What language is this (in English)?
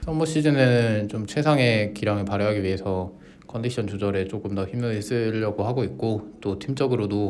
Korean